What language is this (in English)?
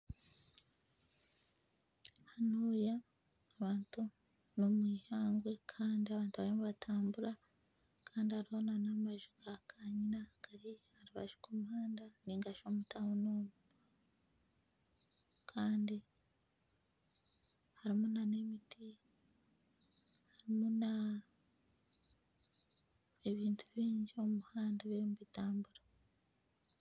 Nyankole